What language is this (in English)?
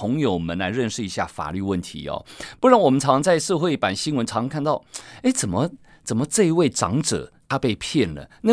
Chinese